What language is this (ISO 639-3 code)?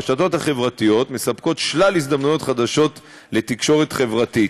heb